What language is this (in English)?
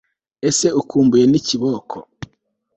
Kinyarwanda